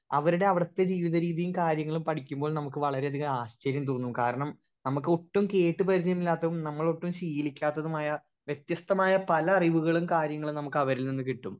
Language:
Malayalam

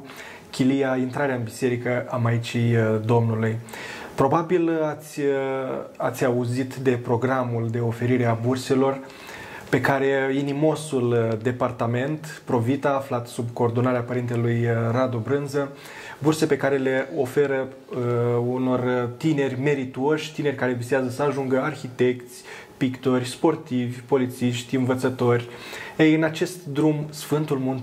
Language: Romanian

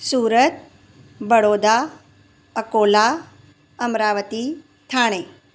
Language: Sindhi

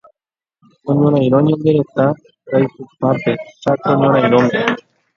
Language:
Guarani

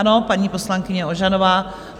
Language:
Czech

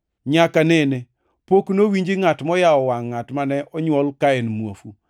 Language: Luo (Kenya and Tanzania)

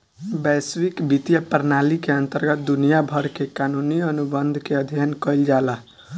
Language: Bhojpuri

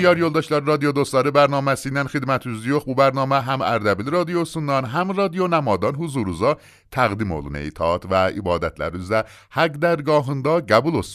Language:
Persian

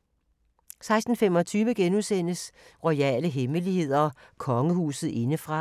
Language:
Danish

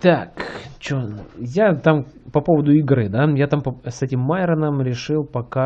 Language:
Russian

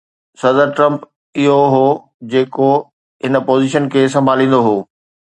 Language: Sindhi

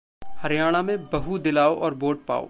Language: Hindi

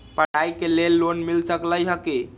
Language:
Magahi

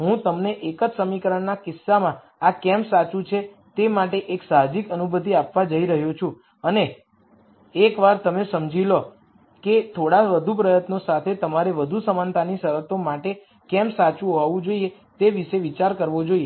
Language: Gujarati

